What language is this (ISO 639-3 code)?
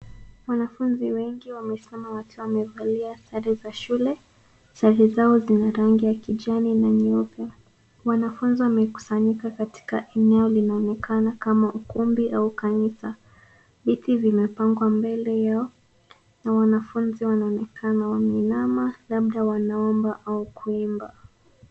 swa